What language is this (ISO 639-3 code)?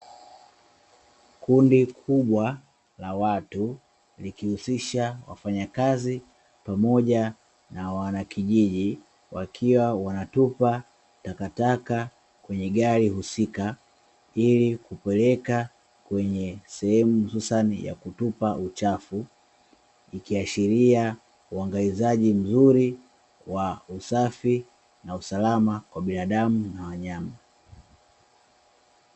swa